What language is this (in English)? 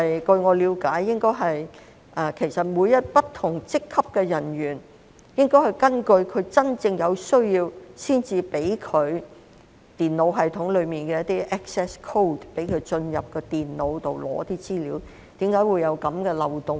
Cantonese